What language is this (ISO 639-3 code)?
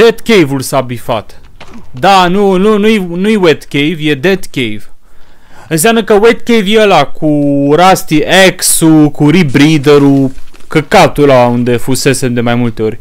ron